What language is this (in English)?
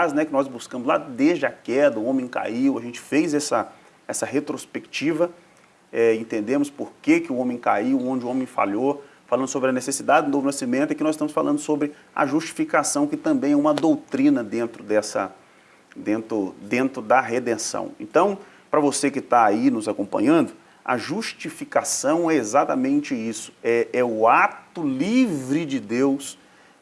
Portuguese